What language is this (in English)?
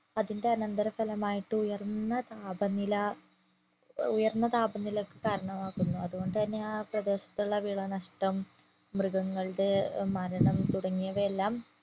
Malayalam